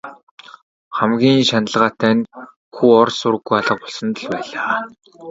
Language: Mongolian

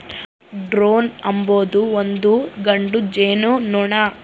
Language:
Kannada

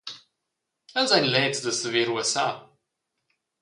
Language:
Romansh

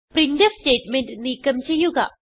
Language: Malayalam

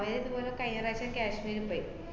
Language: Malayalam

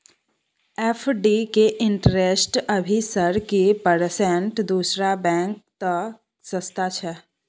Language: Maithili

